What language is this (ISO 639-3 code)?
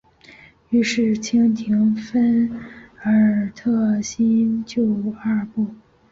zho